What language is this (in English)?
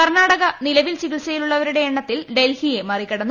Malayalam